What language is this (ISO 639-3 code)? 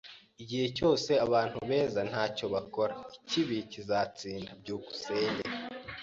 kin